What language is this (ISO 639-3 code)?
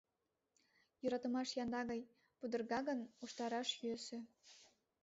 chm